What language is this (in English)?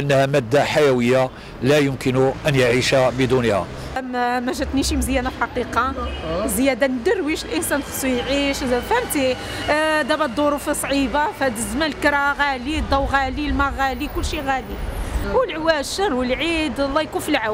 Arabic